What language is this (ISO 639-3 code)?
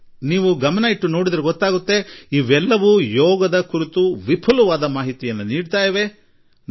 kan